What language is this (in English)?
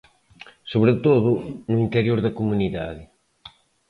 Galician